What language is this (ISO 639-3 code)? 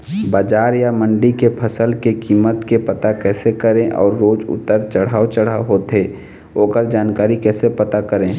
hne